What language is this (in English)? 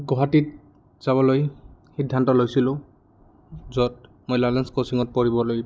Assamese